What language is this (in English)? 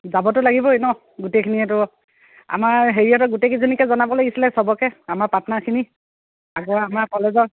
Assamese